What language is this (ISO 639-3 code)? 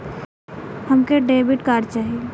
bho